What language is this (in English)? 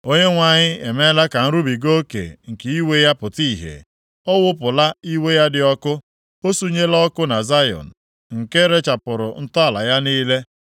Igbo